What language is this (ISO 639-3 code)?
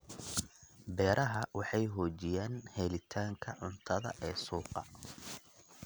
som